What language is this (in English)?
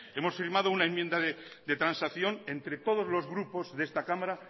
Spanish